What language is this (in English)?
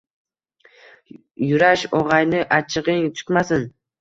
Uzbek